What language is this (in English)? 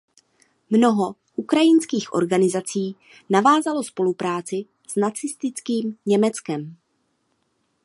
Czech